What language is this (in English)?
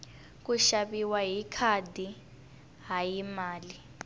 Tsonga